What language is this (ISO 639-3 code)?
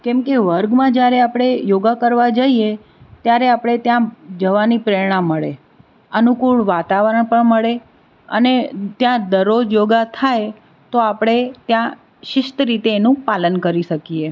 guj